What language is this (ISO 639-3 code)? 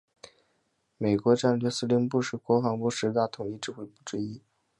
zho